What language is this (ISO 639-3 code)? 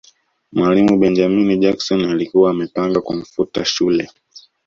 swa